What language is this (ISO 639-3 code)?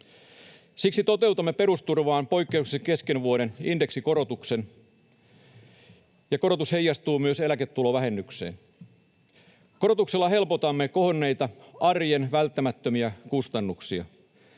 fin